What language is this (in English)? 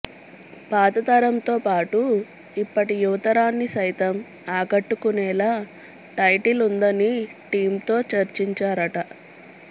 Telugu